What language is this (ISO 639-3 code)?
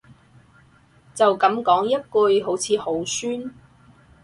yue